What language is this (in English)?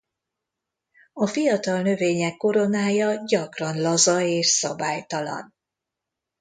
Hungarian